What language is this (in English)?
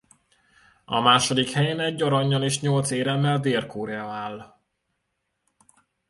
Hungarian